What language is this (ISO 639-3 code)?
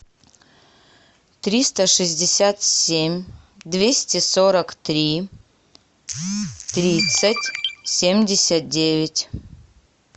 rus